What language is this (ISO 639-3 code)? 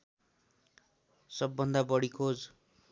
nep